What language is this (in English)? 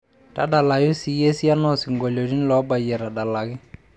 Masai